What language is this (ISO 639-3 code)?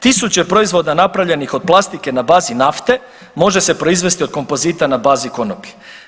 hrv